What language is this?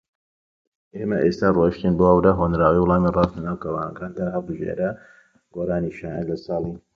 Central Kurdish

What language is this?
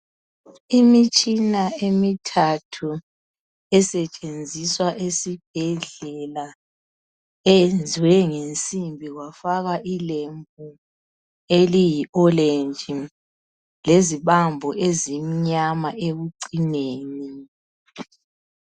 North Ndebele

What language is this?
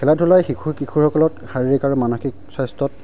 Assamese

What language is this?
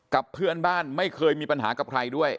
Thai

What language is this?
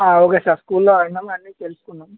Telugu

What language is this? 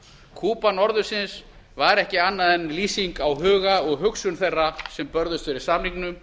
Icelandic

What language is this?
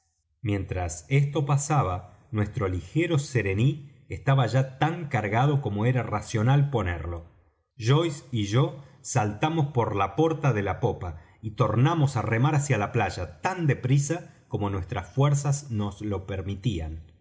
Spanish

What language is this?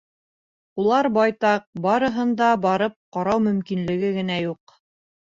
Bashkir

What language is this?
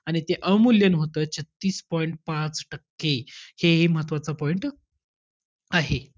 Marathi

